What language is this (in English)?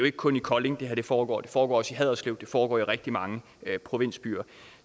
Danish